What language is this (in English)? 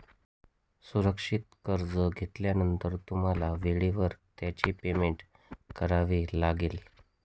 Marathi